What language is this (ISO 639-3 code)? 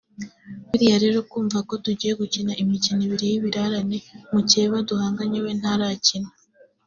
kin